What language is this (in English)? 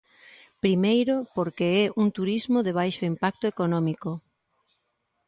Galician